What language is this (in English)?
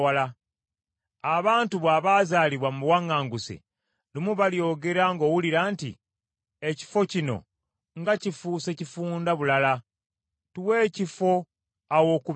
Ganda